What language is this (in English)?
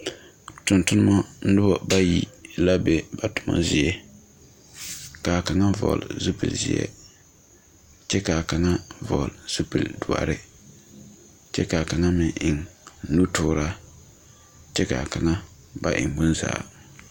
Southern Dagaare